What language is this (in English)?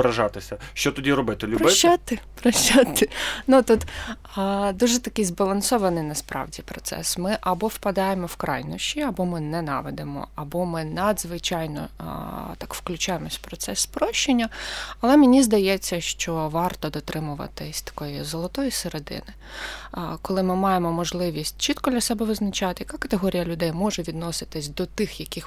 Ukrainian